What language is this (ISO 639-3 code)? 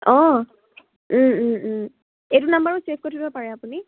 asm